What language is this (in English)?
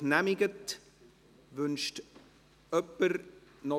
Swiss German